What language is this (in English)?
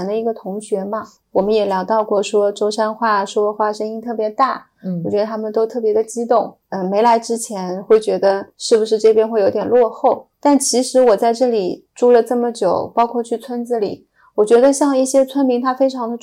Chinese